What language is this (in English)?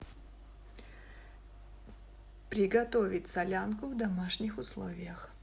Russian